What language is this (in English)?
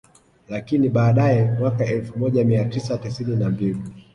Swahili